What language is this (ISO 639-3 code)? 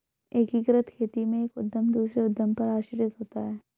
hin